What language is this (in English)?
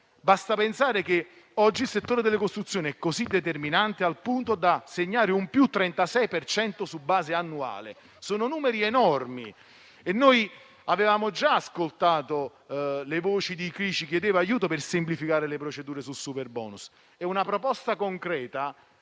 Italian